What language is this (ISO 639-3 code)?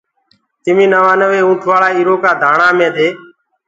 ggg